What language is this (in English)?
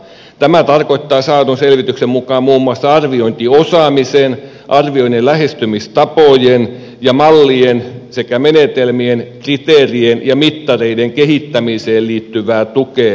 Finnish